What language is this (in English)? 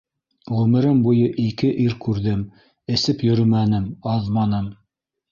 Bashkir